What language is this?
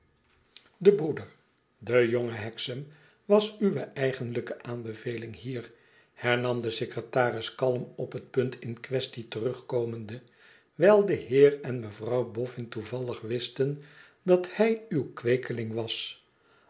Dutch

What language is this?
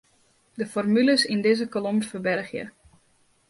Western Frisian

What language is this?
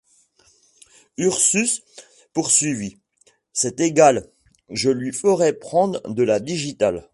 French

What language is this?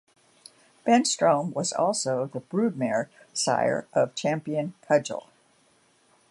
English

